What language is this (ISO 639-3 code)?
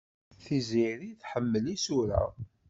kab